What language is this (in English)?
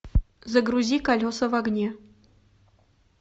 Russian